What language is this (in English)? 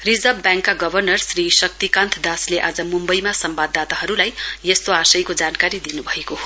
Nepali